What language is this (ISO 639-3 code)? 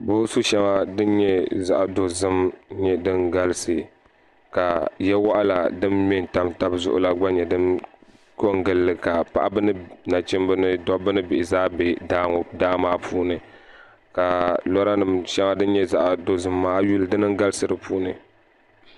dag